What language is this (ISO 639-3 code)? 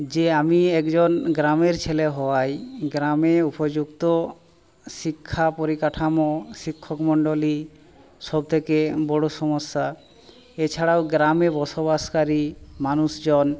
ben